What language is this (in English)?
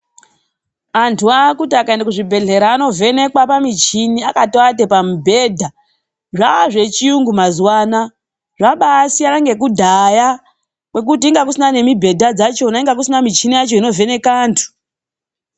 Ndau